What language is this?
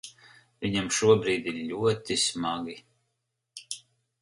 Latvian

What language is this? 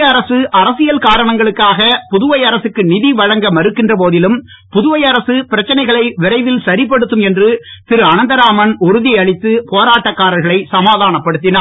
Tamil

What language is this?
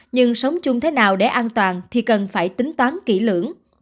Vietnamese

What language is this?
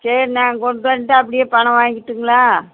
Tamil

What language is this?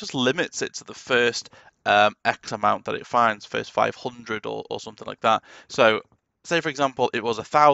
English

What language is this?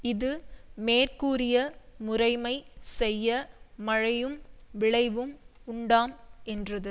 Tamil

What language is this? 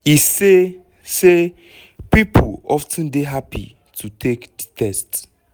Nigerian Pidgin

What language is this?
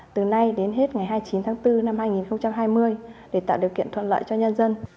Vietnamese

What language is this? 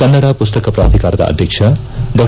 Kannada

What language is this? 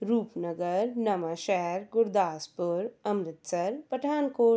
Punjabi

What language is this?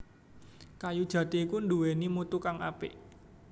Javanese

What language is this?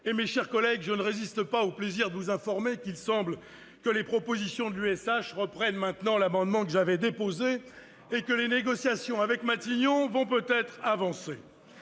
French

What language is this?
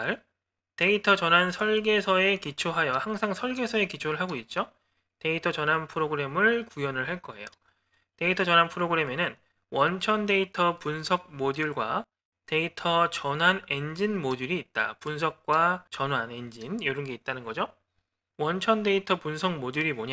Korean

